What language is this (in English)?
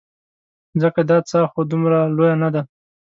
Pashto